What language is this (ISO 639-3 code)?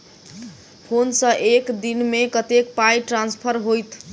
mai